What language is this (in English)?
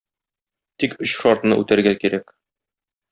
Tatar